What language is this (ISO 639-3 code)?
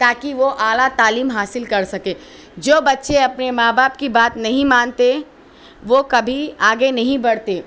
urd